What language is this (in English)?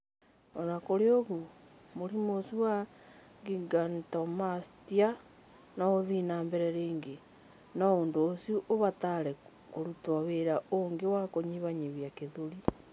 Kikuyu